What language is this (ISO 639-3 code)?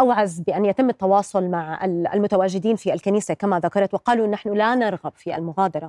ara